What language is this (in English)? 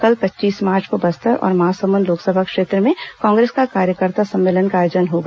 Hindi